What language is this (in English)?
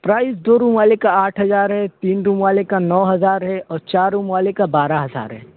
Urdu